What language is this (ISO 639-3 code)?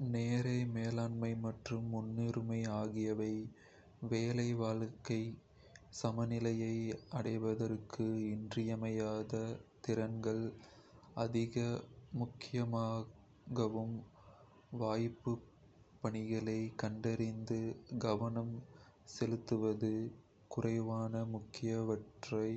kfe